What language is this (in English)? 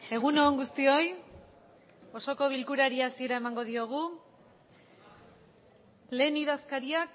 Basque